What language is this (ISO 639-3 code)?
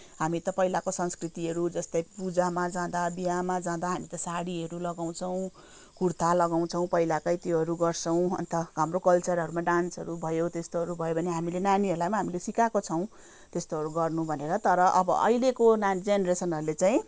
nep